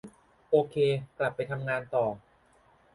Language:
Thai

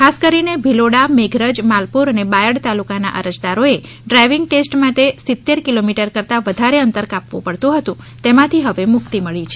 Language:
Gujarati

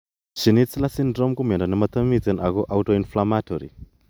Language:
Kalenjin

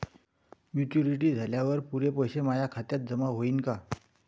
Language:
Marathi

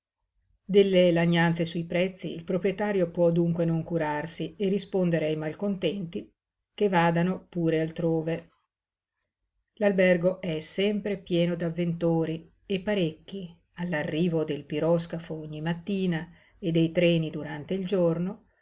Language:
Italian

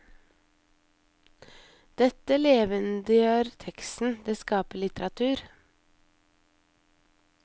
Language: Norwegian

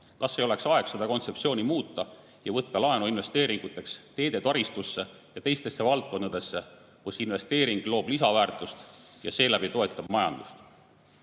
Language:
Estonian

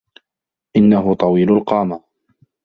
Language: Arabic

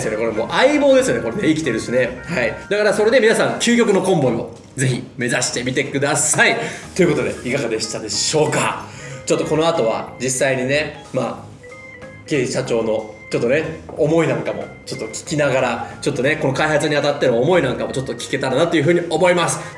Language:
Japanese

